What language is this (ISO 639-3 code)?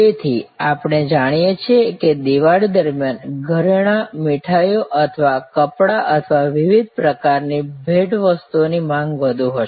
guj